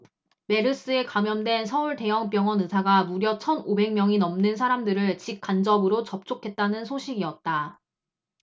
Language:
Korean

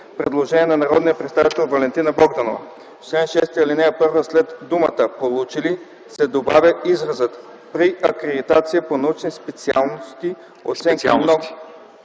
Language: Bulgarian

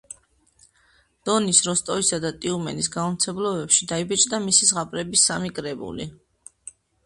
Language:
Georgian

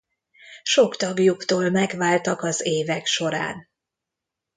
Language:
Hungarian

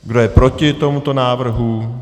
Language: Czech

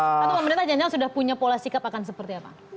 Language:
Indonesian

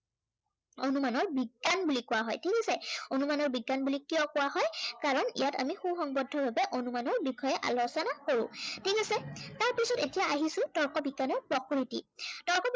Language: Assamese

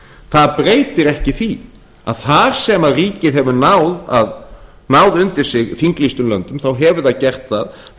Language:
Icelandic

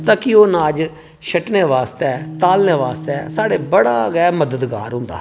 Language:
Dogri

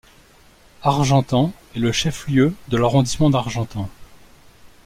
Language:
French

